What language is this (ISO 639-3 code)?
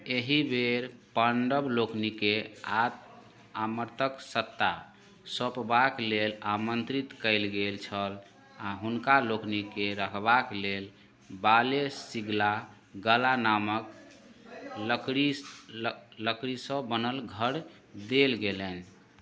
mai